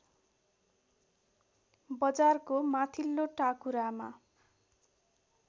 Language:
Nepali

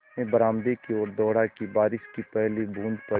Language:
Hindi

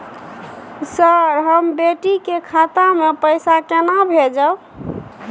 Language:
Maithili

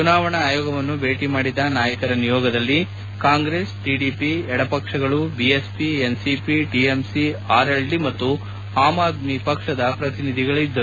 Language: Kannada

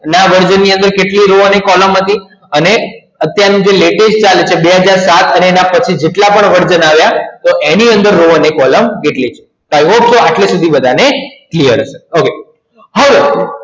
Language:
Gujarati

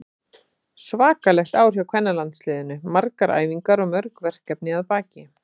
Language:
Icelandic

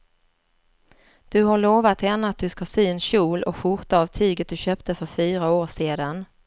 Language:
Swedish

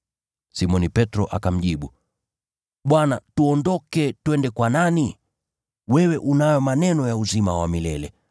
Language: Swahili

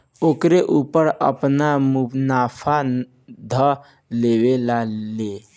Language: Bhojpuri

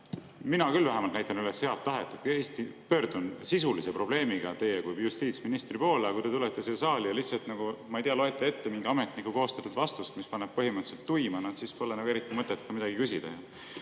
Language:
Estonian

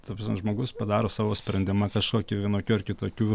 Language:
Lithuanian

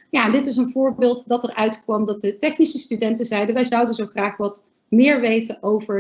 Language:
Dutch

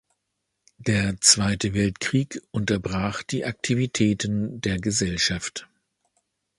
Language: German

